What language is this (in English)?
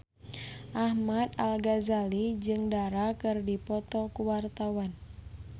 Sundanese